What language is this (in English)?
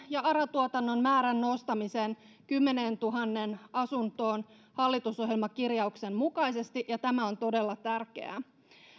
Finnish